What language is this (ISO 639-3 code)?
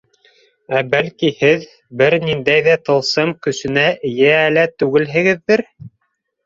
bak